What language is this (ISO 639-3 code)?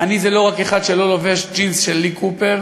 heb